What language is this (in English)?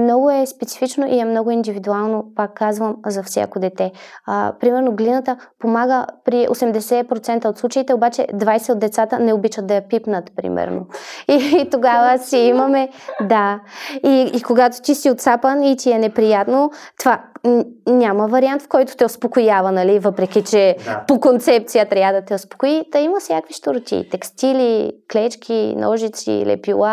Bulgarian